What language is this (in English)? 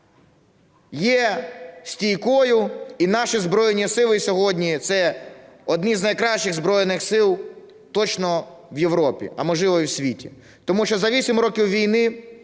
Ukrainian